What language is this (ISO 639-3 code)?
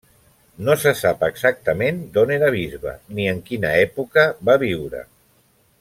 cat